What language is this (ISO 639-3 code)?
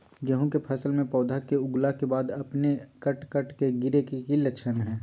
mag